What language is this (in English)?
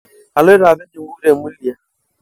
Masai